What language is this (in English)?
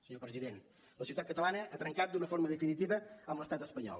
Catalan